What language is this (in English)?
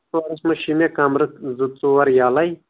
Kashmiri